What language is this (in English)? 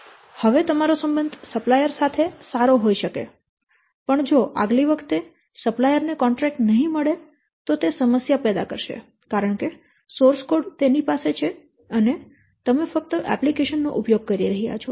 Gujarati